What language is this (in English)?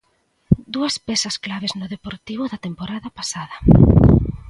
Galician